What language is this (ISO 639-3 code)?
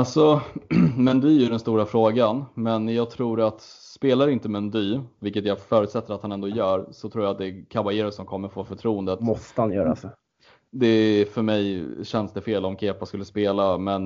swe